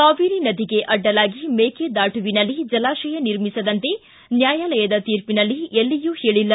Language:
Kannada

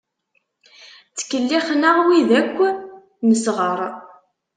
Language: Kabyle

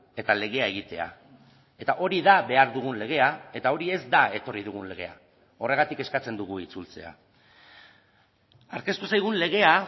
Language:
Basque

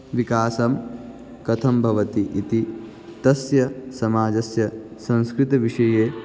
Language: Sanskrit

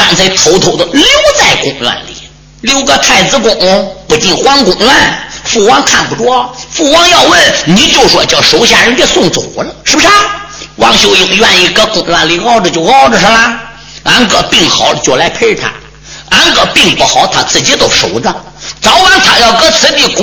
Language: Chinese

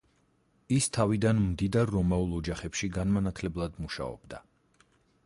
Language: Georgian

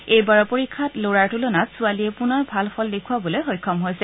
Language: Assamese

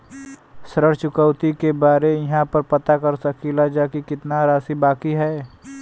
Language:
Bhojpuri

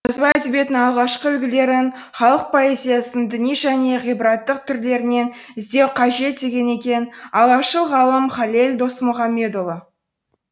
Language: Kazakh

